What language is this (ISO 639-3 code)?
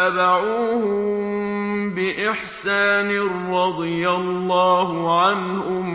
ara